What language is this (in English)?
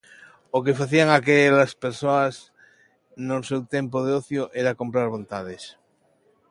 Galician